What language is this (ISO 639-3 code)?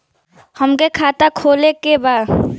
bho